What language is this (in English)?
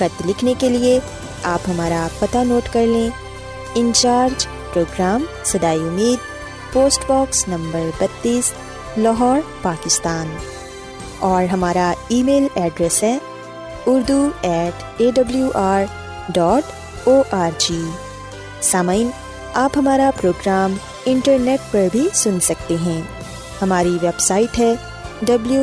Urdu